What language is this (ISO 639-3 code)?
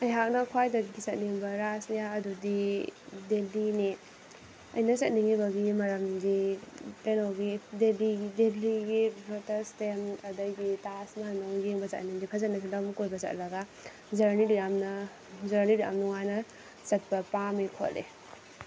mni